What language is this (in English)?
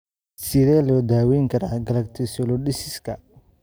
Somali